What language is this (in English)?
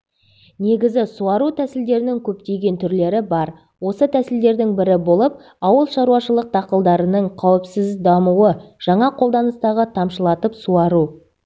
Kazakh